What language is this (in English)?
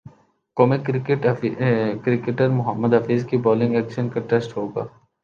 Urdu